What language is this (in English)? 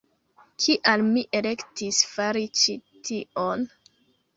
Esperanto